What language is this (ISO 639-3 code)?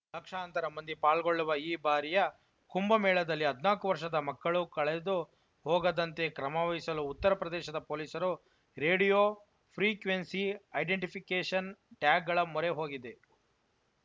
kan